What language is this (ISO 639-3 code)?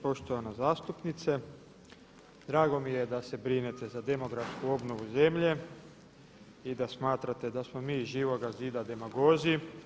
hrv